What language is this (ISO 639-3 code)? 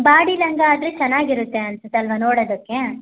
kan